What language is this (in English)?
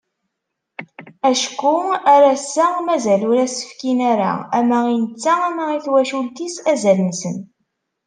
Kabyle